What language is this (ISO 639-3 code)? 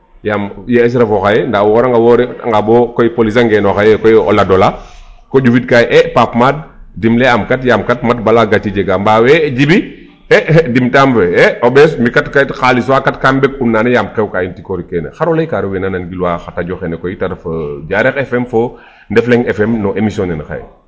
srr